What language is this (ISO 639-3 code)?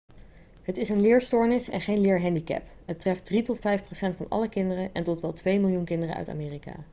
nld